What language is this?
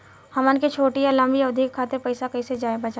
Bhojpuri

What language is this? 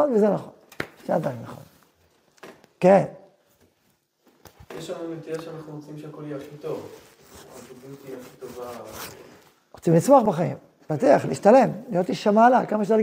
Hebrew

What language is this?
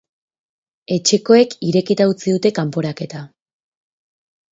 Basque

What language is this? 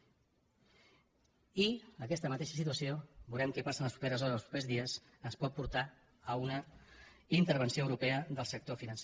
Catalan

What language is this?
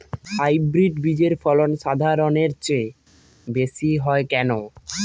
Bangla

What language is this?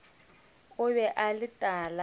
Northern Sotho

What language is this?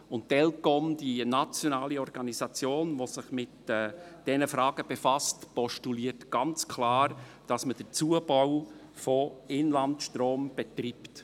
Swiss German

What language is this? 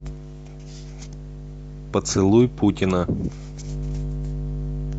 Russian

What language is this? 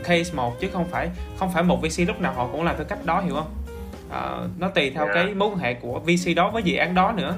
Vietnamese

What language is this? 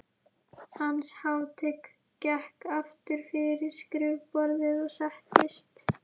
Icelandic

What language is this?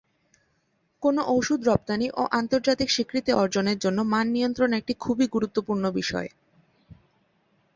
Bangla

